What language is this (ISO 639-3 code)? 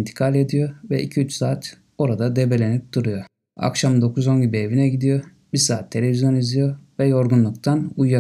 tur